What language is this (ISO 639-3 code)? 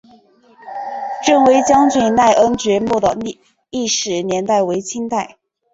zho